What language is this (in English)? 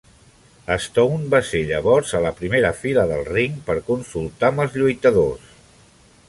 Catalan